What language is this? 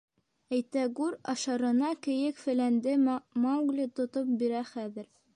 Bashkir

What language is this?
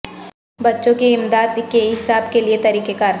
Urdu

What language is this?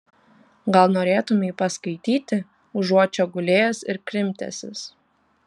Lithuanian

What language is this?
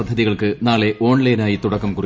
Malayalam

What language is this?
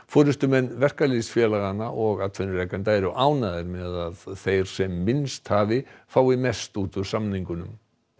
Icelandic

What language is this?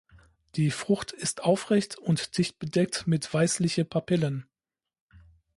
German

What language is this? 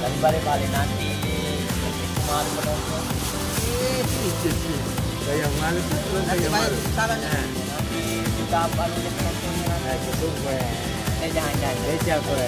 Indonesian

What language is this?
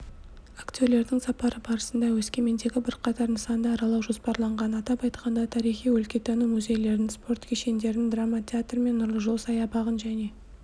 Kazakh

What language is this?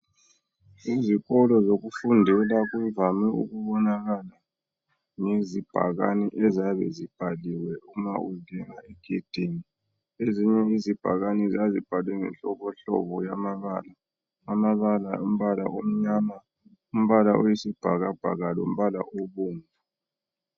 North Ndebele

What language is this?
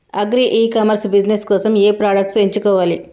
Telugu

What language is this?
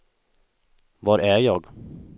Swedish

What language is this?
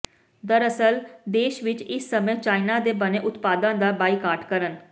Punjabi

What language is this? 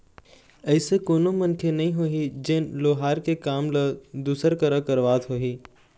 Chhattisgarhi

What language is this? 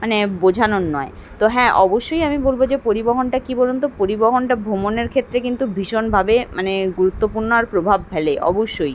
Bangla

